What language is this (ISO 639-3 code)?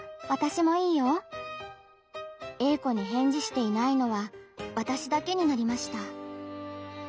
jpn